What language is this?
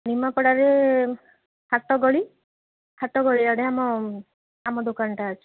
Odia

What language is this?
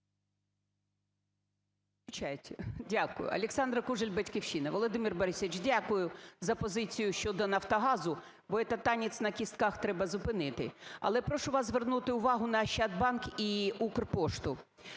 Ukrainian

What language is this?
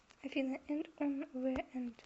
Russian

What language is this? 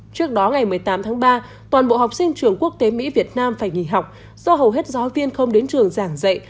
Vietnamese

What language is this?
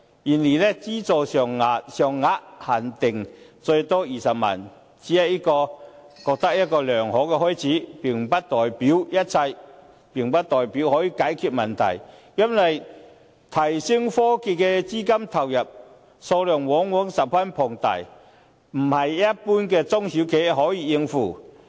Cantonese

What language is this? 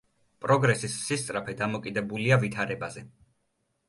Georgian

